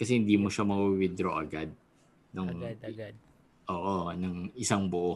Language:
Filipino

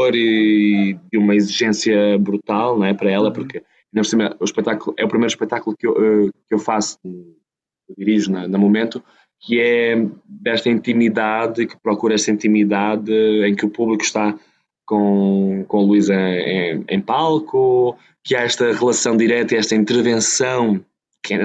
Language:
Portuguese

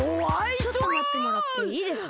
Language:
Japanese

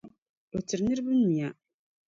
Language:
Dagbani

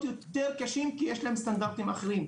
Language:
Hebrew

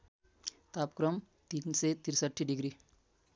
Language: Nepali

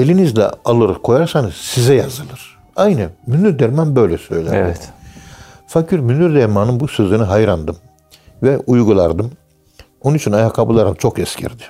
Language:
Turkish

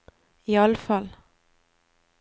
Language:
Norwegian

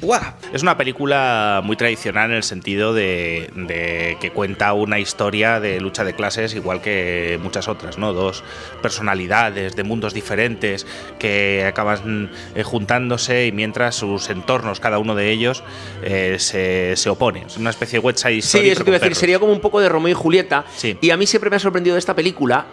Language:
Spanish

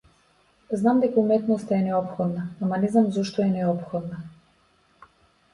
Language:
Macedonian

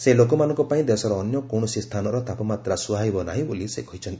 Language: Odia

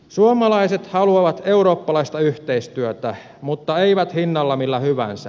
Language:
Finnish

